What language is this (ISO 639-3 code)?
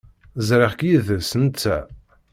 kab